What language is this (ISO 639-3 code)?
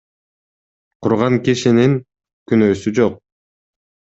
kir